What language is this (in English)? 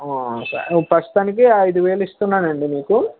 Telugu